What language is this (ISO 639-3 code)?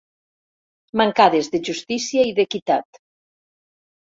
cat